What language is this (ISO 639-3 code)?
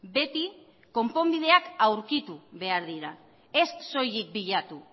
eus